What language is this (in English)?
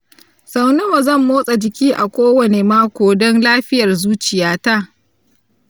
Hausa